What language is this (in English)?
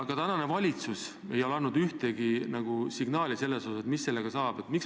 Estonian